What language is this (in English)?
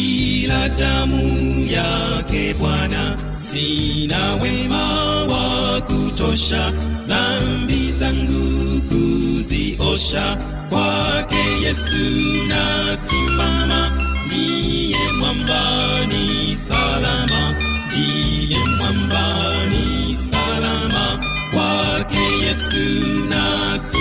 Swahili